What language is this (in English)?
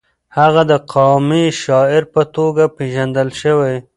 Pashto